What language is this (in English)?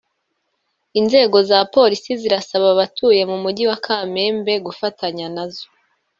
Kinyarwanda